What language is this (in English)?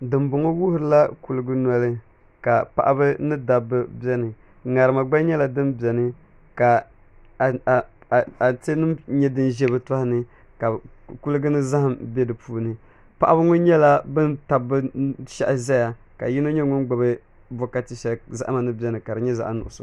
Dagbani